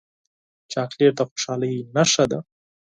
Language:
Pashto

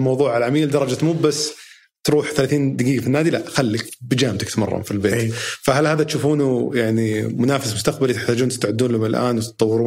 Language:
Arabic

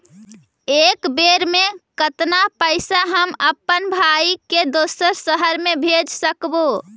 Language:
Magahi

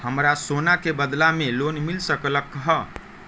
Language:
Magahi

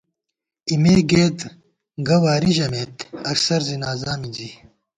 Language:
Gawar-Bati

